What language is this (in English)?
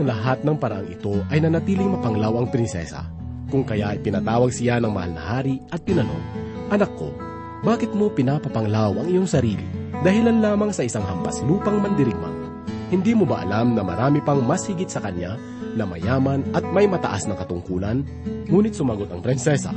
Filipino